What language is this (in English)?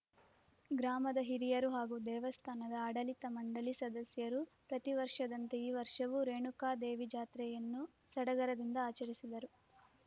Kannada